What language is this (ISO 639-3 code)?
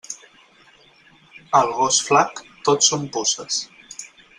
cat